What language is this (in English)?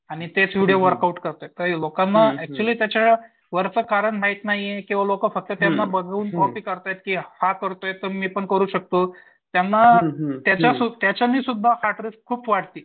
Marathi